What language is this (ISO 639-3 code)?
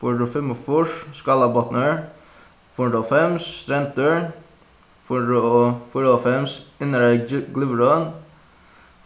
fao